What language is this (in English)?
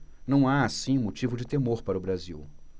Portuguese